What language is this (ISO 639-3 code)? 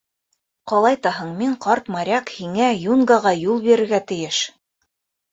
bak